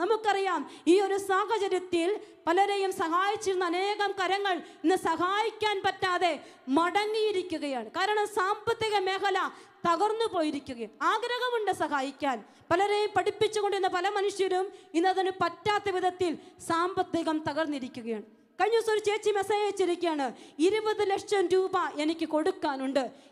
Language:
Malayalam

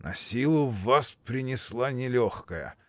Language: Russian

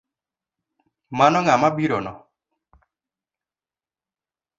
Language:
Luo (Kenya and Tanzania)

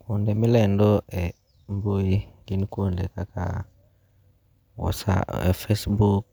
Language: Luo (Kenya and Tanzania)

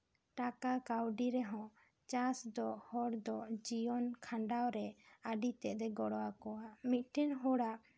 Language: Santali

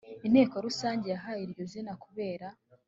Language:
Kinyarwanda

